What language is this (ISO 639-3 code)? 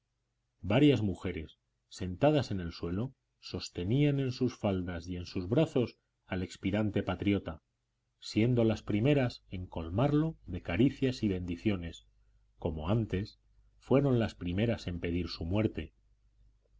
spa